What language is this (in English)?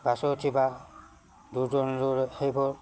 Assamese